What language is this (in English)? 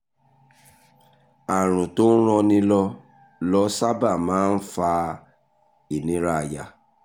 Yoruba